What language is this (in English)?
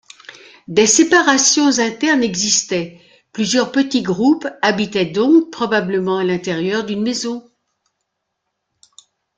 French